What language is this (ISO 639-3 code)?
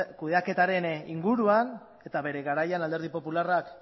eus